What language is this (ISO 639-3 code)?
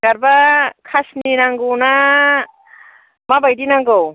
brx